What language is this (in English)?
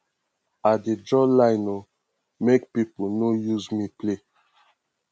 Nigerian Pidgin